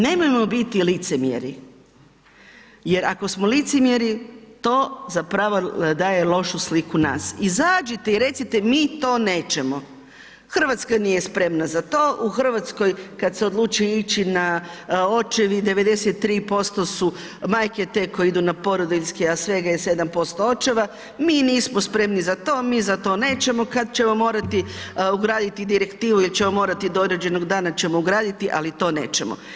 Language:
Croatian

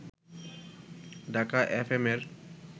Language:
Bangla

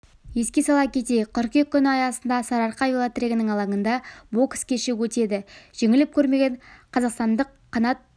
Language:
Kazakh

